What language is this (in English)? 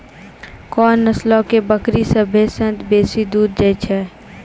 Maithili